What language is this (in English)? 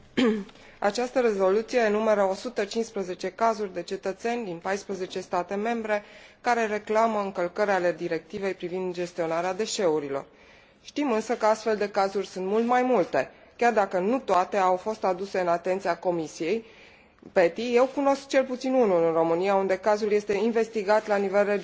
Romanian